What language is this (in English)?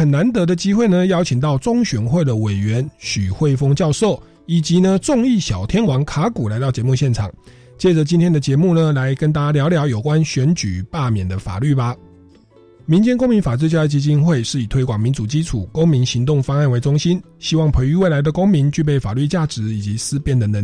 Chinese